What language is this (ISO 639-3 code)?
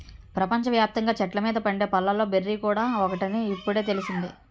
tel